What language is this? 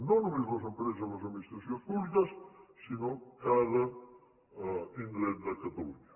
Catalan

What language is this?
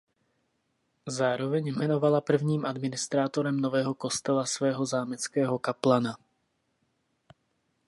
Czech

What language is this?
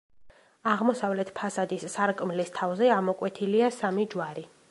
Georgian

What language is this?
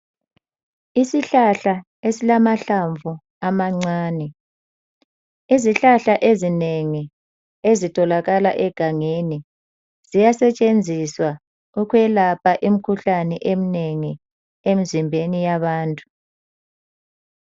North Ndebele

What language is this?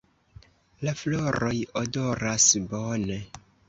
Esperanto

